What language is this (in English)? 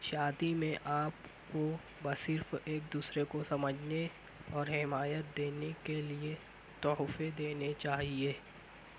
Urdu